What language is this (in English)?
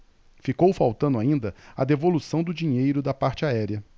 Portuguese